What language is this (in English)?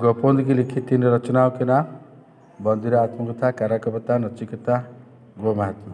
Hindi